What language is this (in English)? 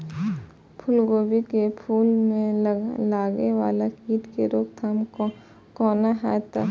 Maithili